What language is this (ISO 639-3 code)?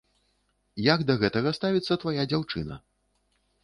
bel